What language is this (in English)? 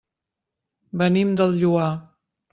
Catalan